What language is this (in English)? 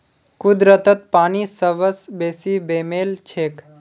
Magahi